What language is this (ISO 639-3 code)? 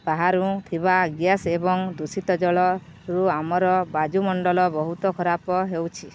ori